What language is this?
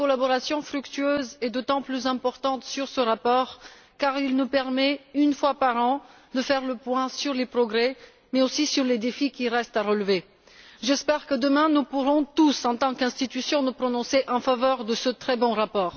French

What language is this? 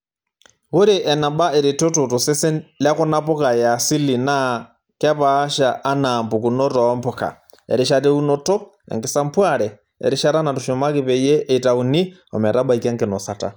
Masai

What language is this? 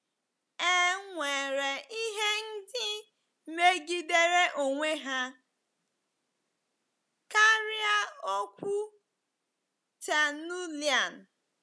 Igbo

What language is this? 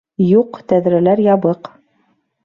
Bashkir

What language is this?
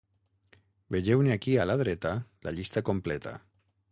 Catalan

